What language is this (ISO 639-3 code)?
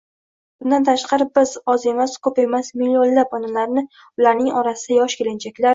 uzb